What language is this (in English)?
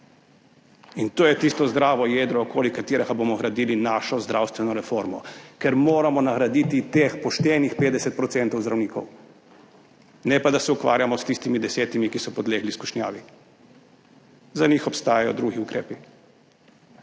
Slovenian